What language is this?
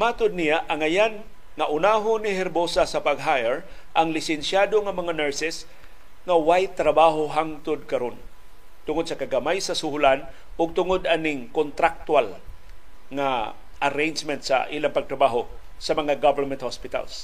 Filipino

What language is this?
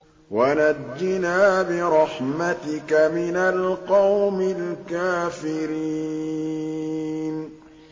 Arabic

